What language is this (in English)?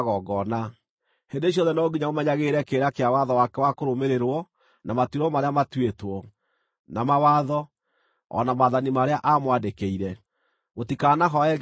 Kikuyu